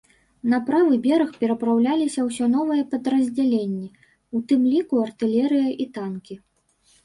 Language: Belarusian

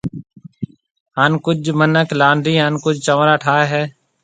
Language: Marwari (Pakistan)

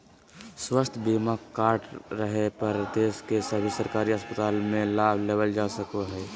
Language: Magahi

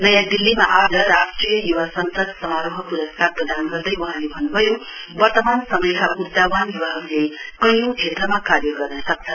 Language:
Nepali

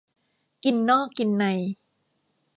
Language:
Thai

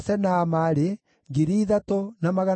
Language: Kikuyu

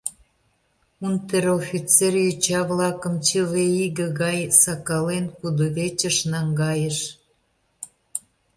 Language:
Mari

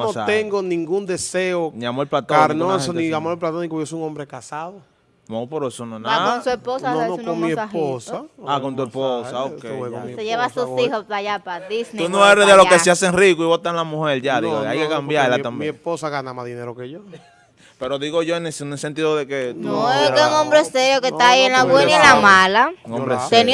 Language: Spanish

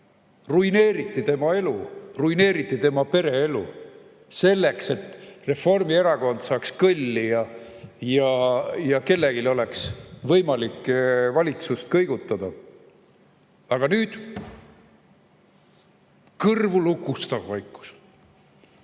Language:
Estonian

